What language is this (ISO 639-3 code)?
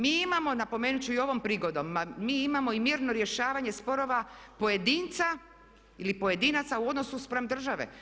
hrv